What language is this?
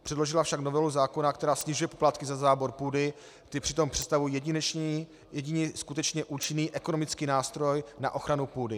Czech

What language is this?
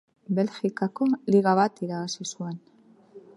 Basque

